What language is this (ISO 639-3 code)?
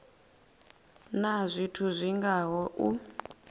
ven